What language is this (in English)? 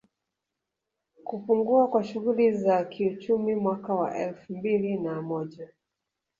Swahili